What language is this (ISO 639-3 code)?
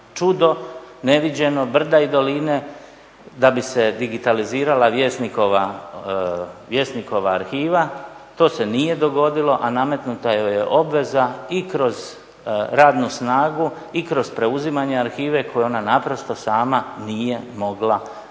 hrv